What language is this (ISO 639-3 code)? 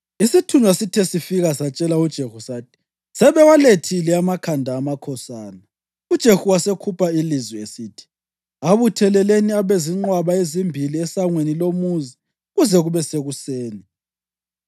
nde